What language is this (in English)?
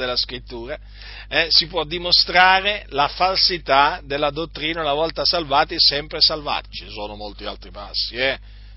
Italian